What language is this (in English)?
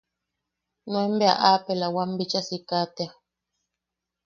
Yaqui